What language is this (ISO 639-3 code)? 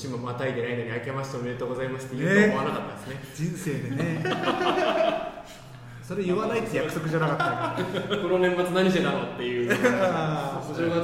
jpn